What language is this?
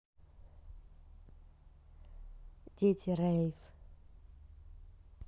Russian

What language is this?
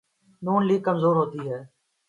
Urdu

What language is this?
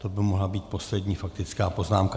Czech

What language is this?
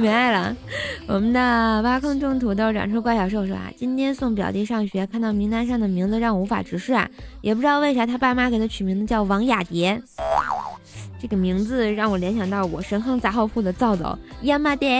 Chinese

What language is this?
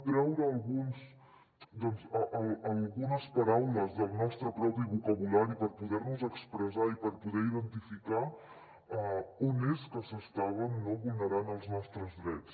Catalan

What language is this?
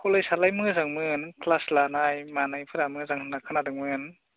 Bodo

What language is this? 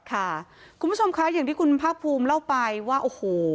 Thai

